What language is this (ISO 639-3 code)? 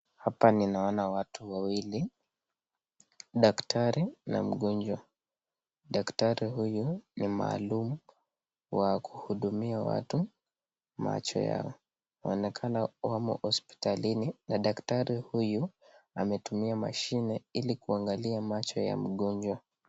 swa